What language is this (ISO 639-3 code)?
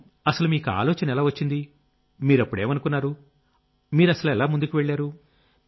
tel